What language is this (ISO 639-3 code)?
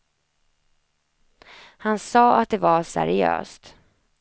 swe